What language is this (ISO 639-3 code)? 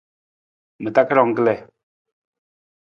nmz